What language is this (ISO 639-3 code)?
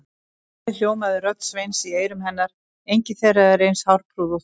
isl